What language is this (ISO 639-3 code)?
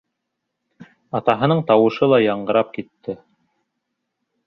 bak